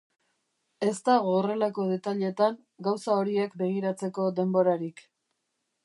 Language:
Basque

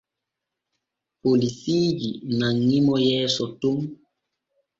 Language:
Borgu Fulfulde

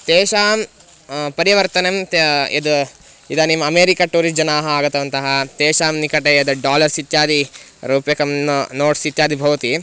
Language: Sanskrit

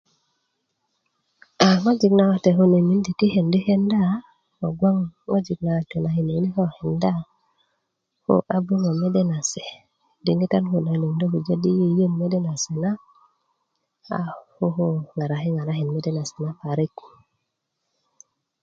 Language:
Kuku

